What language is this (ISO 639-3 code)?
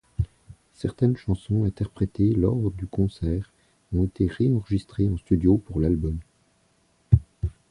fra